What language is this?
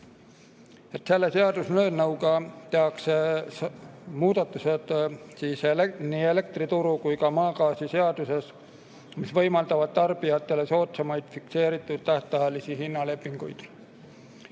Estonian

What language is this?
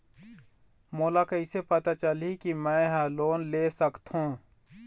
Chhattisgarhi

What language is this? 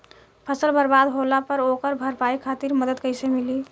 Bhojpuri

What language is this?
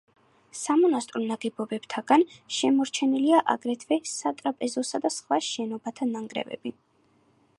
Georgian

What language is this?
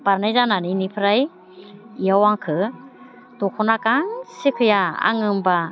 Bodo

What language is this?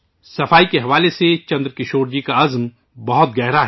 Urdu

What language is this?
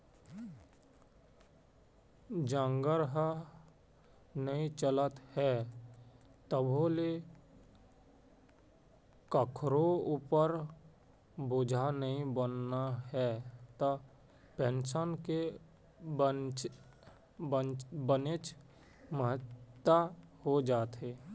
Chhattisgarhi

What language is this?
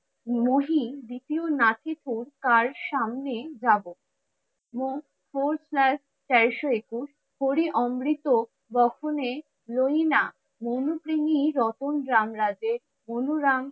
Bangla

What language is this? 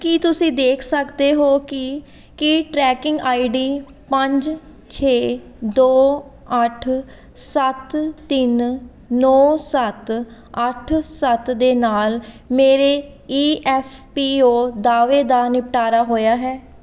Punjabi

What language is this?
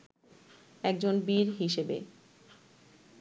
Bangla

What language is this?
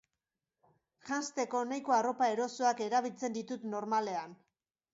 Basque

